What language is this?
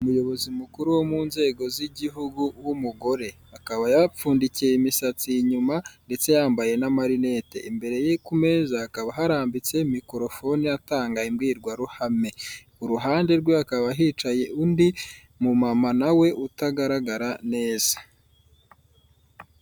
Kinyarwanda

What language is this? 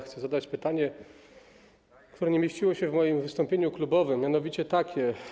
Polish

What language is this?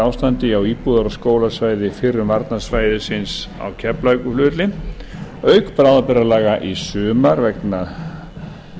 Icelandic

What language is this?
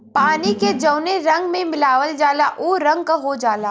Bhojpuri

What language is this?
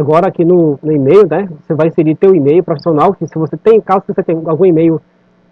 Portuguese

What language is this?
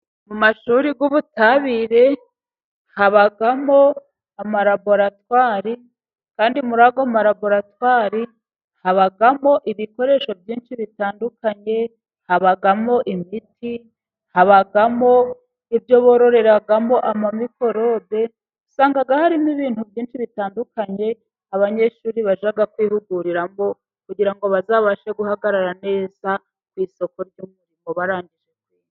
Kinyarwanda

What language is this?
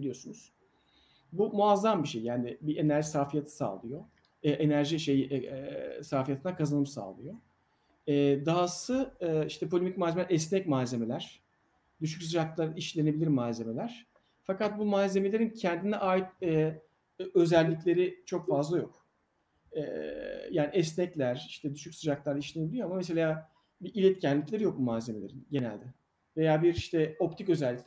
Turkish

